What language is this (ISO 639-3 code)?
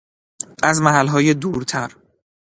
fas